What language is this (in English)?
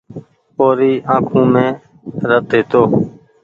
Goaria